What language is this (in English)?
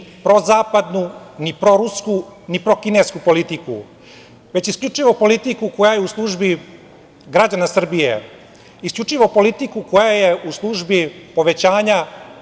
Serbian